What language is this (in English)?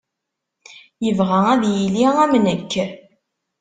Kabyle